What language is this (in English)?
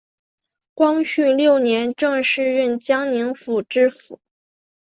Chinese